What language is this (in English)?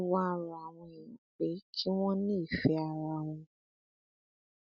Yoruba